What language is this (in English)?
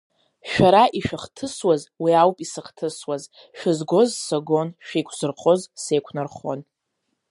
Abkhazian